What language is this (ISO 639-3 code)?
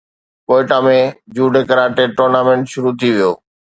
snd